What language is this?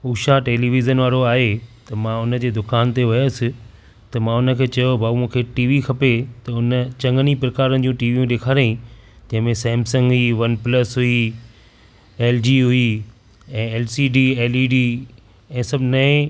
Sindhi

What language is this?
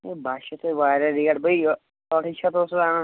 Kashmiri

